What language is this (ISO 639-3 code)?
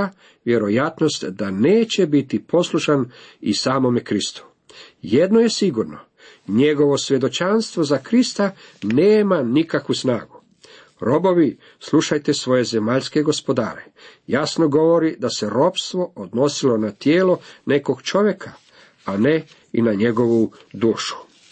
hrv